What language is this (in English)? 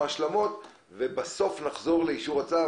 Hebrew